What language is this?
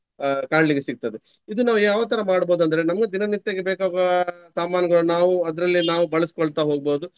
Kannada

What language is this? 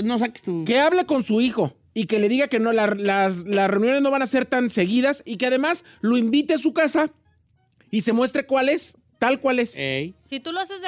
Spanish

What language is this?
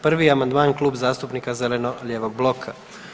Croatian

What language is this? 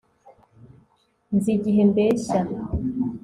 Kinyarwanda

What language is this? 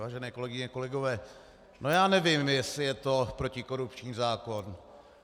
Czech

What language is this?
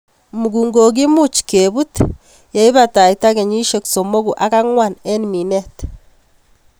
Kalenjin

